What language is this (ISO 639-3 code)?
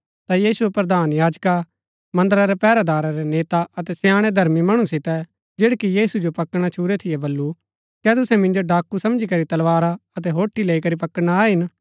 gbk